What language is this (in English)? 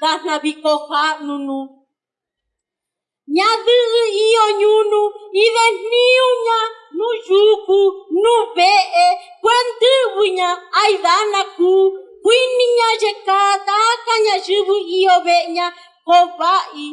Portuguese